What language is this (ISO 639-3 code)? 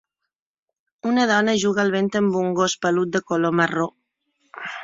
cat